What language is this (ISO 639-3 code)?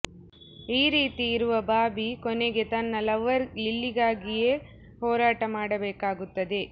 kan